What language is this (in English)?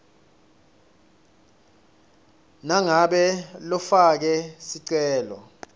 Swati